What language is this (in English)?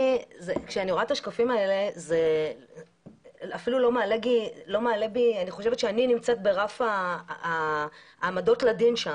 Hebrew